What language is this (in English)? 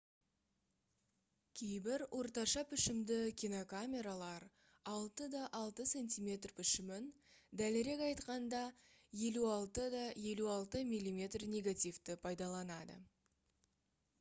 Kazakh